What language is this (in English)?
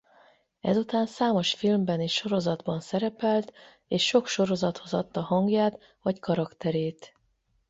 Hungarian